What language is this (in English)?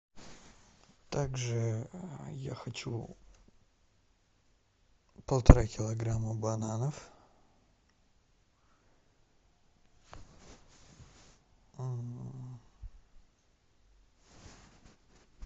Russian